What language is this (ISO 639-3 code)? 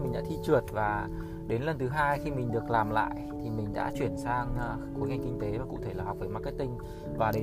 vie